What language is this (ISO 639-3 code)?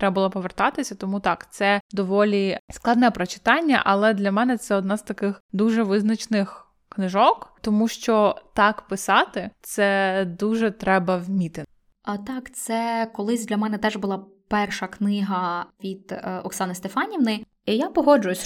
ukr